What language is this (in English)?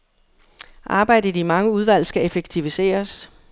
Danish